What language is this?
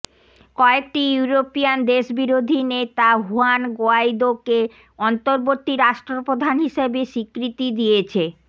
Bangla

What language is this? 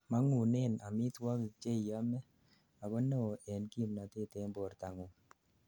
Kalenjin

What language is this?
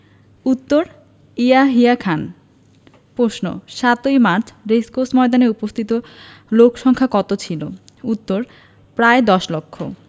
Bangla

